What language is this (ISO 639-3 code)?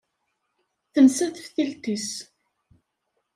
kab